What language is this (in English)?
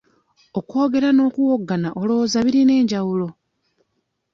Ganda